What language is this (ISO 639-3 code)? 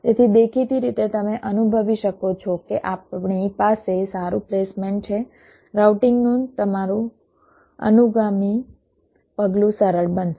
guj